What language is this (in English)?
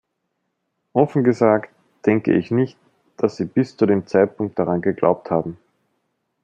German